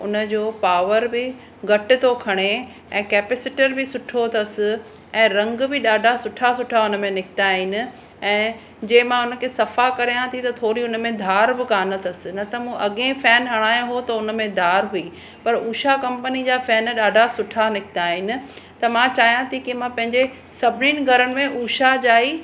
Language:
Sindhi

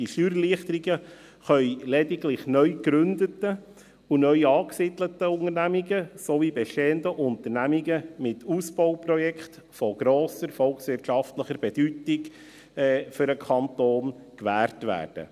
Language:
Swiss German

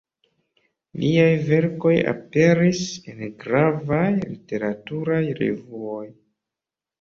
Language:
Esperanto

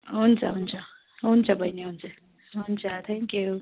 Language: Nepali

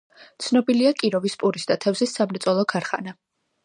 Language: Georgian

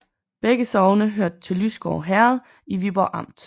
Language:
Danish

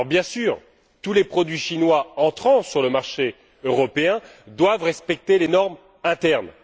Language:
French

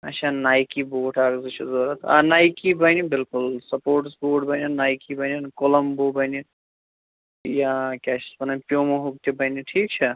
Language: Kashmiri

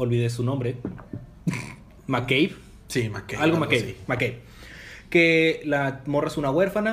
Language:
Spanish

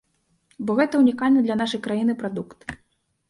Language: Belarusian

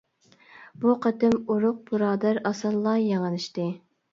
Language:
Uyghur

